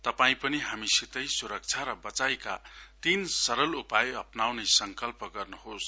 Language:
Nepali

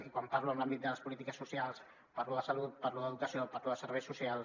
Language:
Catalan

